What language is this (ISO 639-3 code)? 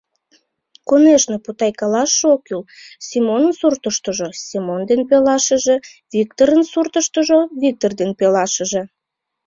chm